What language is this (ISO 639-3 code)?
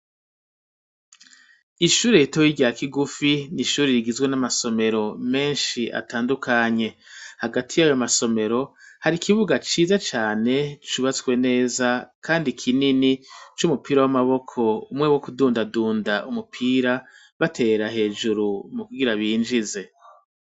run